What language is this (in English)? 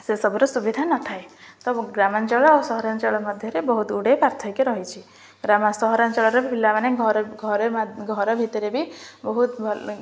Odia